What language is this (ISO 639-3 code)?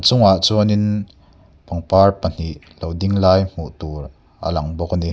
lus